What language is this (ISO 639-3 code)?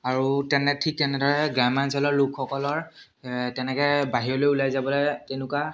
asm